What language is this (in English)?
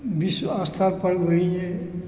Maithili